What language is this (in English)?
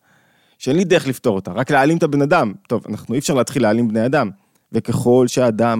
Hebrew